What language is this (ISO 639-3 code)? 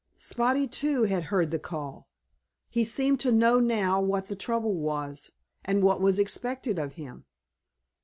eng